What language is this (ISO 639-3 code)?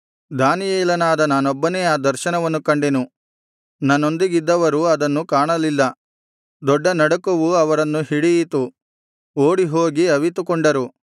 kan